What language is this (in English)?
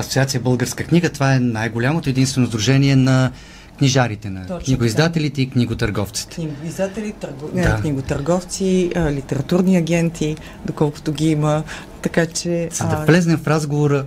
Bulgarian